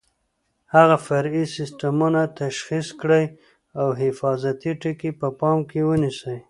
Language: Pashto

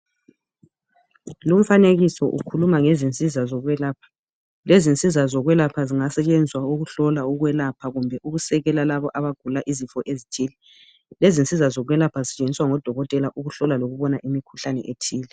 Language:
North Ndebele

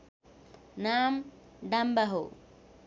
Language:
Nepali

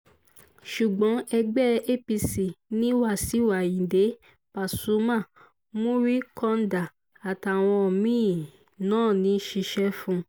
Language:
Yoruba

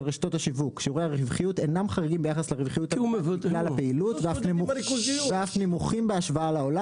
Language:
Hebrew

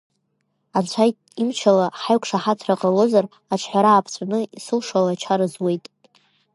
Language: Abkhazian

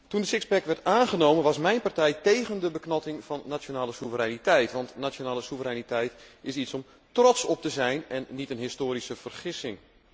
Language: Dutch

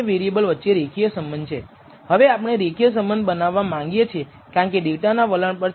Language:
Gujarati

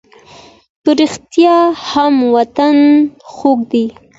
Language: Pashto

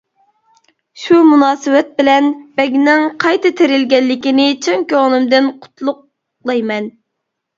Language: Uyghur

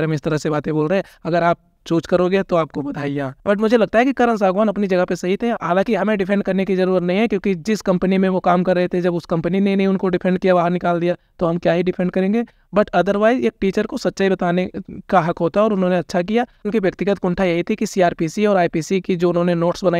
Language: Hindi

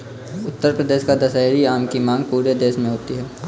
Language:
Hindi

